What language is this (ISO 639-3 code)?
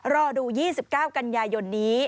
tha